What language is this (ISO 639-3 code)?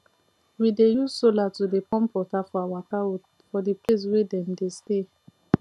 pcm